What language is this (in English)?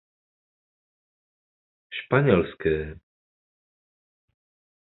Czech